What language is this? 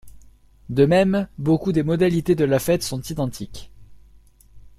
French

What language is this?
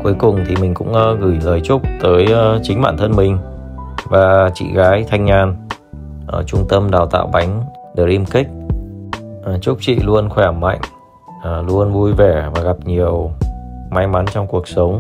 Vietnamese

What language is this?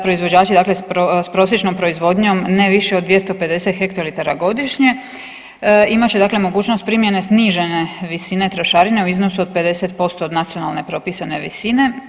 Croatian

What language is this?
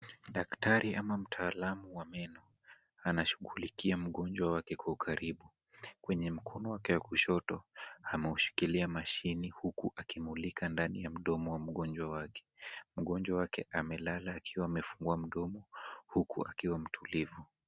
Swahili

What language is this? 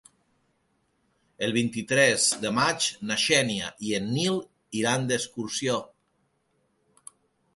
Catalan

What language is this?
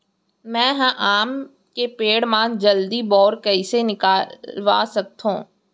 Chhattisgarhi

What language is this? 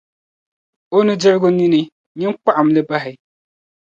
Dagbani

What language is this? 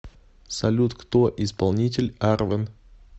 Russian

